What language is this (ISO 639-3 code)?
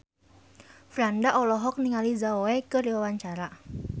sun